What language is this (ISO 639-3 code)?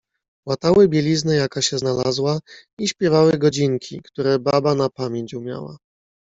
pol